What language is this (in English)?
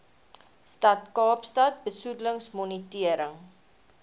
Afrikaans